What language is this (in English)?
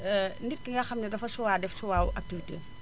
Wolof